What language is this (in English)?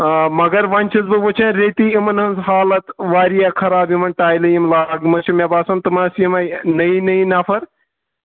Kashmiri